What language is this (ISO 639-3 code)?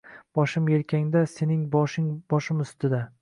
uzb